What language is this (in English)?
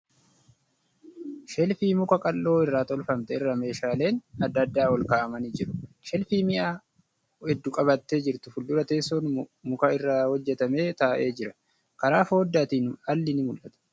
Oromo